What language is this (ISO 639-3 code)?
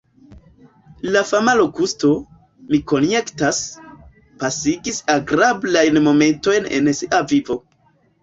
epo